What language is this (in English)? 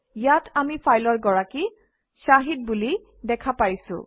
Assamese